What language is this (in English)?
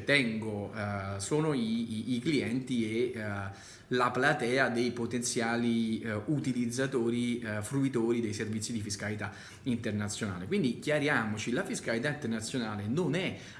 Italian